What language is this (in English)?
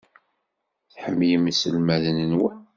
Kabyle